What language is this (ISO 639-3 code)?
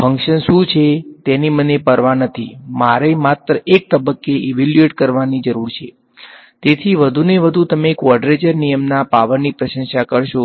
guj